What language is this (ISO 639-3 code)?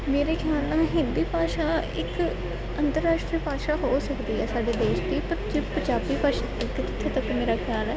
pan